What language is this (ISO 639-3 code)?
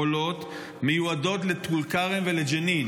heb